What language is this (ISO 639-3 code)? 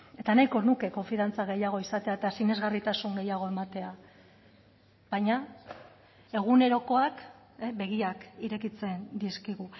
eus